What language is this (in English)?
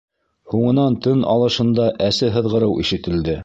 Bashkir